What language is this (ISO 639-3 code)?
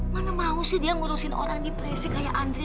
ind